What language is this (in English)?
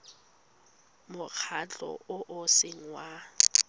Tswana